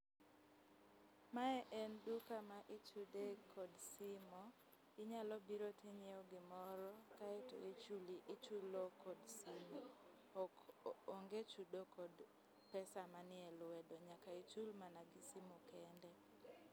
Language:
Luo (Kenya and Tanzania)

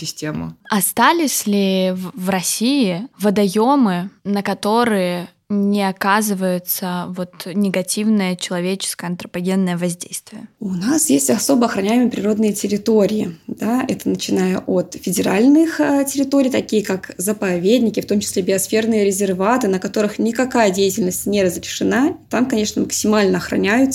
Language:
Russian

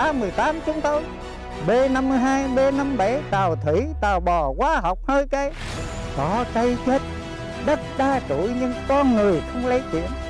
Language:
Vietnamese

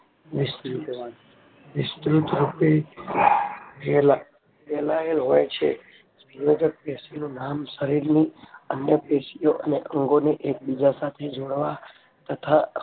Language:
Gujarati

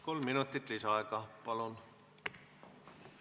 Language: Estonian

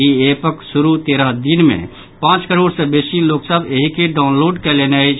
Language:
Maithili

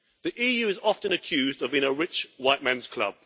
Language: English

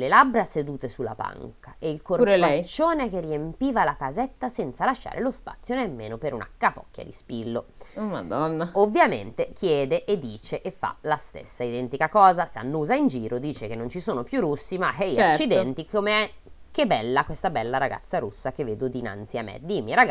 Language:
Italian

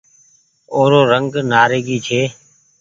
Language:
Goaria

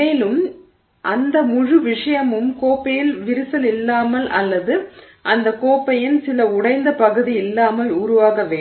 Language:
Tamil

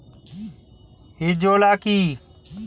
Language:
Bangla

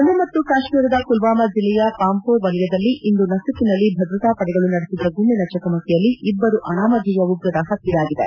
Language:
Kannada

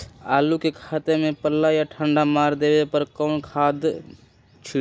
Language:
Magahi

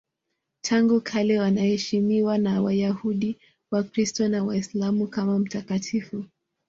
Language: Swahili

